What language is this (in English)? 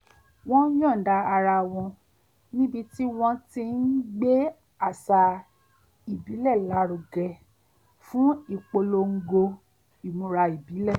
Yoruba